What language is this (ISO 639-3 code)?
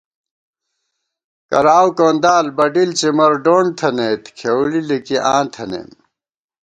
gwt